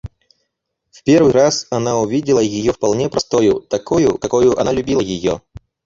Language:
Russian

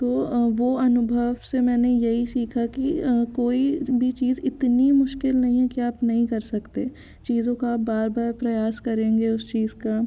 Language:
Hindi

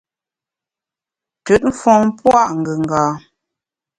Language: Bamun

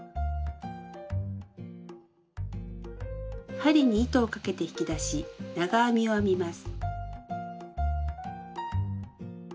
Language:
Japanese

